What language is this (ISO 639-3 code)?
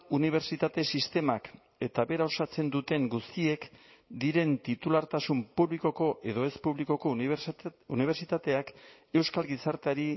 eus